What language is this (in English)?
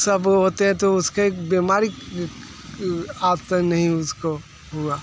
Hindi